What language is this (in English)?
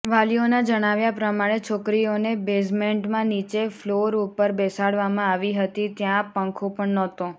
Gujarati